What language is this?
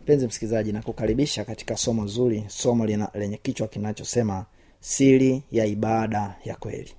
Swahili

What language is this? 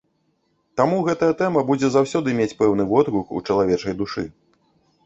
Belarusian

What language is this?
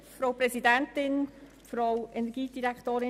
Swiss German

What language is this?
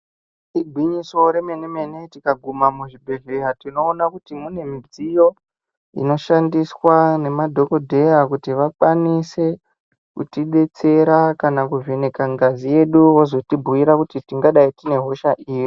Ndau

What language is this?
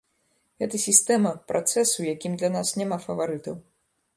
Belarusian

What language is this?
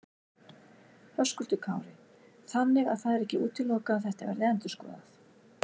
Icelandic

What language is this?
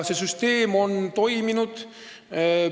Estonian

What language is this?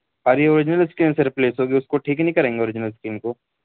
Urdu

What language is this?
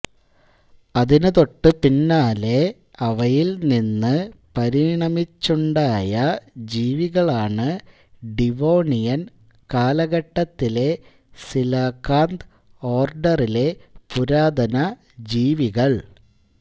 Malayalam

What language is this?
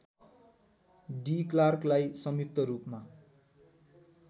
Nepali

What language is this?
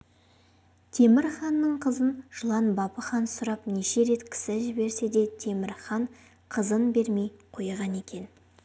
Kazakh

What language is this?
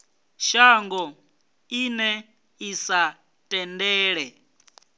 Venda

